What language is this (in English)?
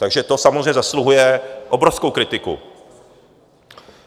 Czech